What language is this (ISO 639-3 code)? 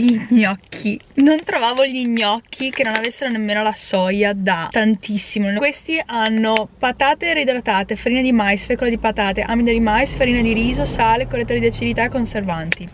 ita